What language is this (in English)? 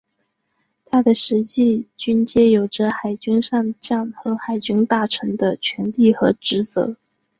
Chinese